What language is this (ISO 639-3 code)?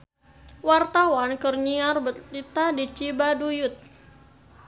sun